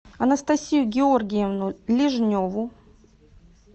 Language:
Russian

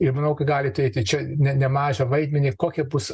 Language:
Lithuanian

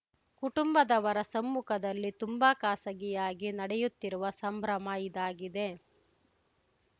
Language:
Kannada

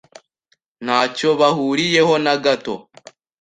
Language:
Kinyarwanda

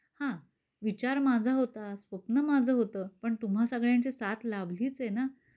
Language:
Marathi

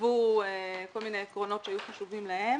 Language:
Hebrew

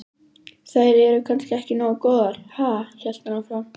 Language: Icelandic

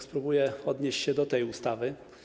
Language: Polish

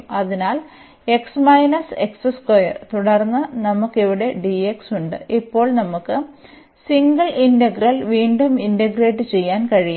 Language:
Malayalam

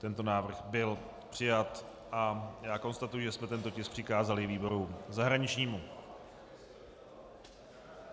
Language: Czech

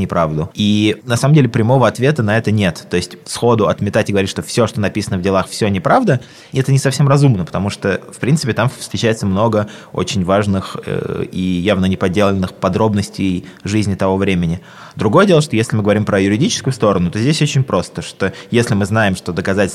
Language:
Russian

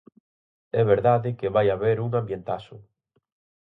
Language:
Galician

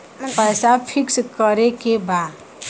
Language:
Bhojpuri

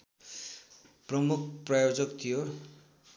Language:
Nepali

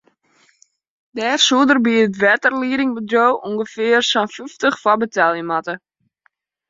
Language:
Western Frisian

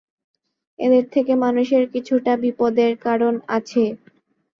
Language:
Bangla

